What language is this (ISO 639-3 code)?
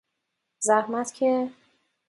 fas